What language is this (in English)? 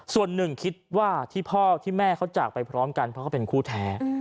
Thai